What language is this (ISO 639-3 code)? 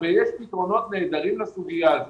heb